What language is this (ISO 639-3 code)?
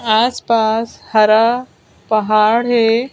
hin